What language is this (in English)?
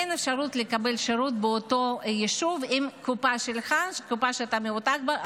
Hebrew